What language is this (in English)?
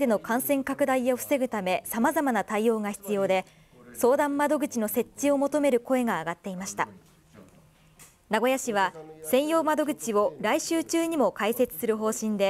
Japanese